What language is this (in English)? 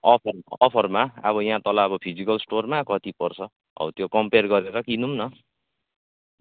Nepali